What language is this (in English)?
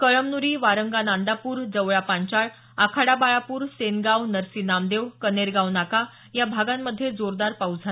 Marathi